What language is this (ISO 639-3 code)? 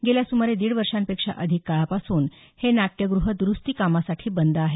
mar